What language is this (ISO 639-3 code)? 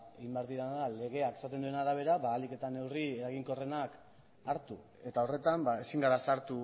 eus